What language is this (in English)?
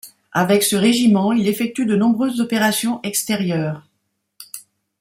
French